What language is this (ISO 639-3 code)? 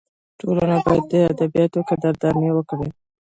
pus